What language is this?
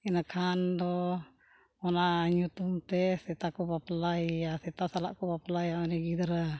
Santali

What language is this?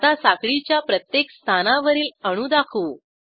Marathi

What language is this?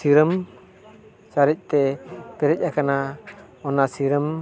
Santali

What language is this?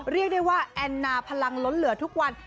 Thai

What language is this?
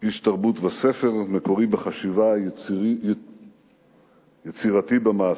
Hebrew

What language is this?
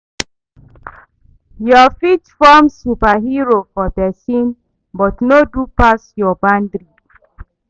Nigerian Pidgin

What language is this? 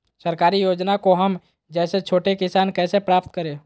Magahi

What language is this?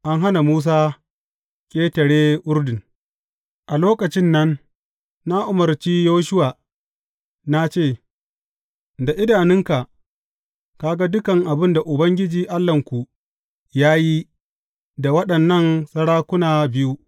Hausa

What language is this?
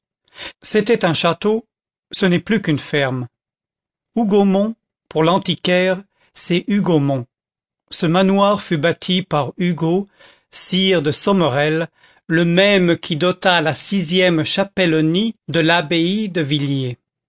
French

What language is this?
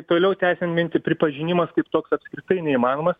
Lithuanian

